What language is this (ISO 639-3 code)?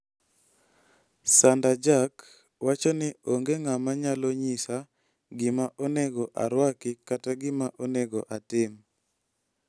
luo